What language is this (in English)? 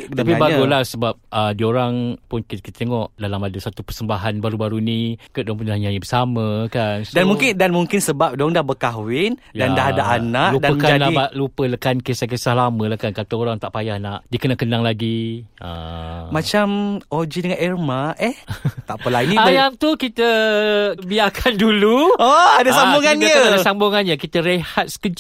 Malay